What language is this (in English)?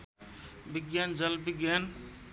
Nepali